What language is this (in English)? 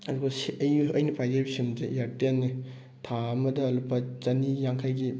Manipuri